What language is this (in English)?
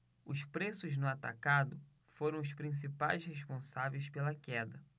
Portuguese